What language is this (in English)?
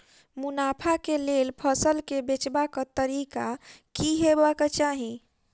Maithili